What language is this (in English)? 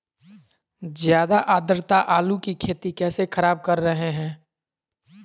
Magahi